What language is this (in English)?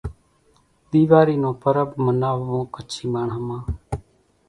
Kachi Koli